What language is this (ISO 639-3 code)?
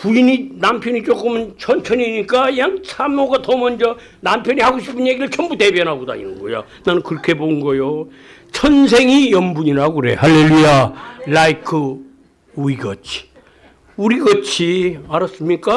kor